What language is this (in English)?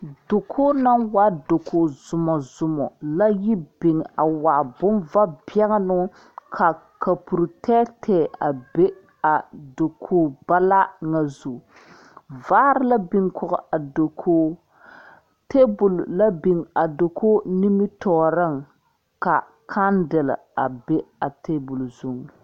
Southern Dagaare